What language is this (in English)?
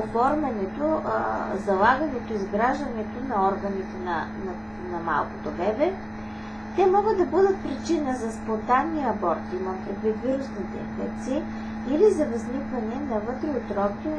Bulgarian